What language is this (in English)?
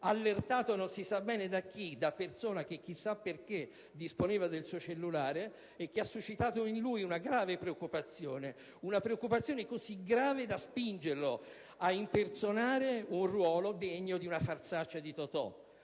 Italian